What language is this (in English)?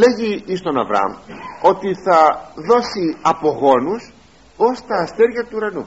Greek